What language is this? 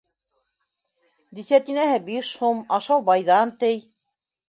Bashkir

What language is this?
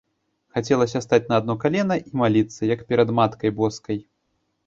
Belarusian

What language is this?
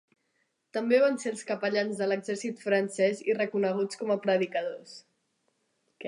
Catalan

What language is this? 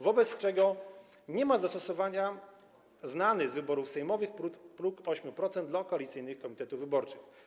Polish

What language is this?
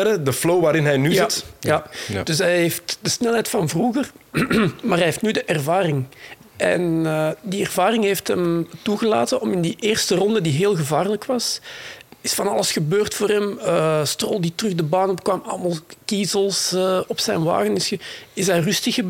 Dutch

